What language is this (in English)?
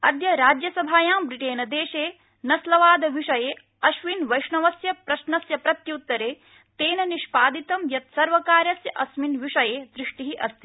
Sanskrit